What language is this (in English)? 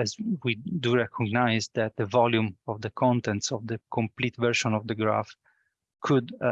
English